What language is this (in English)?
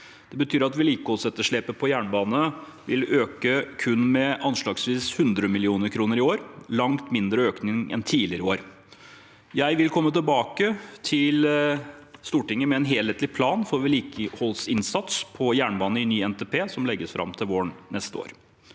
Norwegian